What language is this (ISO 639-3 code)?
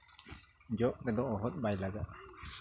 sat